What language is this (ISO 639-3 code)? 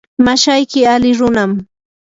qur